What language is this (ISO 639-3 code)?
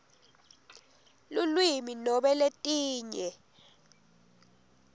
ssw